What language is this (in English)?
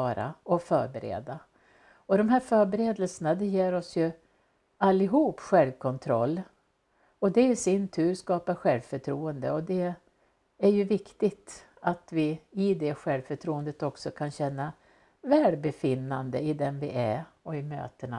Swedish